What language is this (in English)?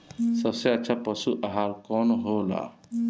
Bhojpuri